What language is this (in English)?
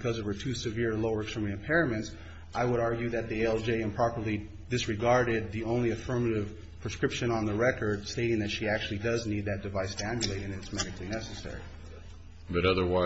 English